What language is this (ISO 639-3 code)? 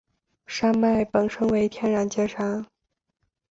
zho